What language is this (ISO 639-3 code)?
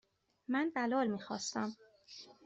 fas